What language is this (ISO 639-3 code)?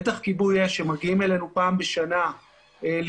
heb